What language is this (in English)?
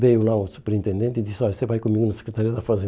Portuguese